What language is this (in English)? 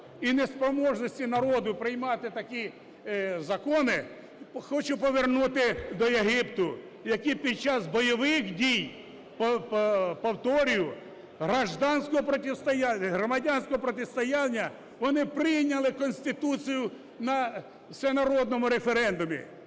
Ukrainian